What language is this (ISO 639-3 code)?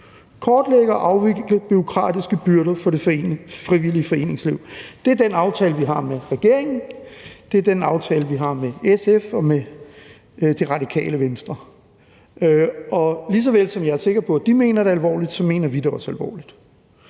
dan